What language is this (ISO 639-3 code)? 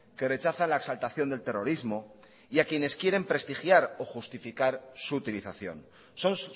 spa